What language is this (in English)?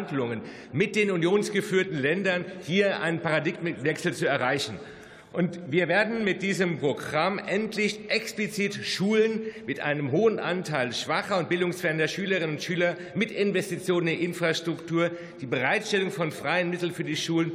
German